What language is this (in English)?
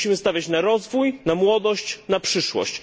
Polish